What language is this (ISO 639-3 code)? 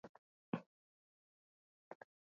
swa